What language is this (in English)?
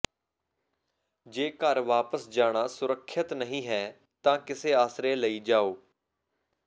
Punjabi